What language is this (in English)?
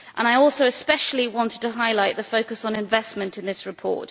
English